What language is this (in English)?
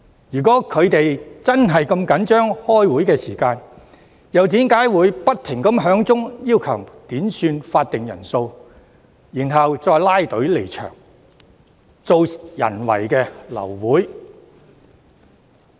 Cantonese